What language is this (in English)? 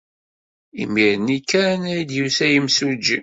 Kabyle